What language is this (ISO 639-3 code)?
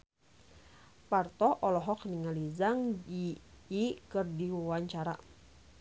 sun